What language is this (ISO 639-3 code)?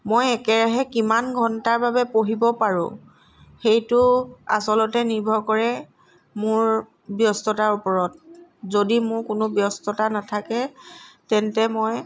asm